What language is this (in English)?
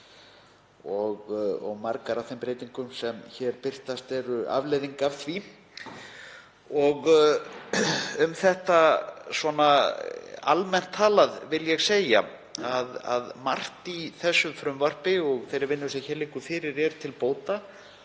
Icelandic